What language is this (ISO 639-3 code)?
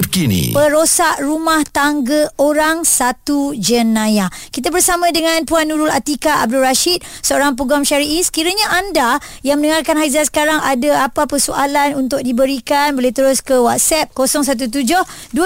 msa